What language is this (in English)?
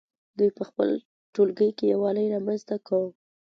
Pashto